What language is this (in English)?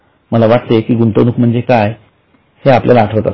Marathi